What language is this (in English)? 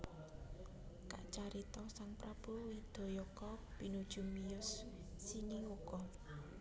Javanese